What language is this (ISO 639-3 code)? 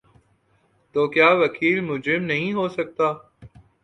urd